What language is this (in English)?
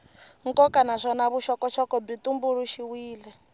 Tsonga